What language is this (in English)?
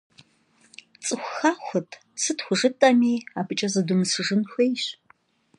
Kabardian